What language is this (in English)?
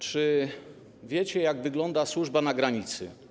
Polish